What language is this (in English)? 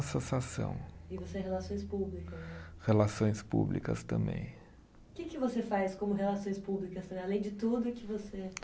Portuguese